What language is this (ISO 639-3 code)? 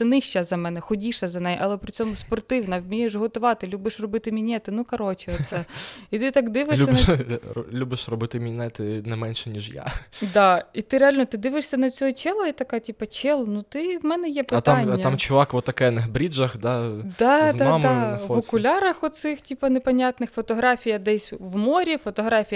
ukr